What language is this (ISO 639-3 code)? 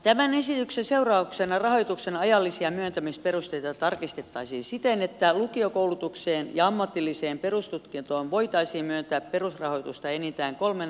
fin